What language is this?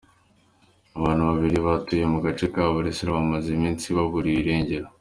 Kinyarwanda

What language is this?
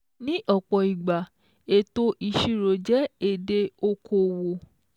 Yoruba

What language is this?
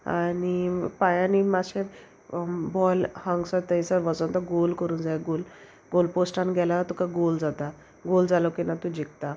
Konkani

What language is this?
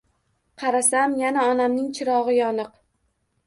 Uzbek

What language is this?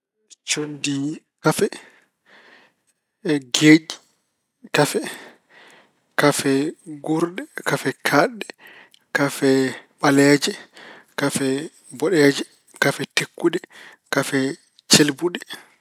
Fula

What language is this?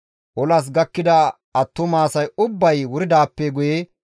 Gamo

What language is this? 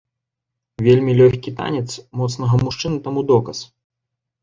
Belarusian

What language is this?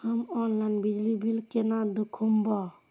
Maithili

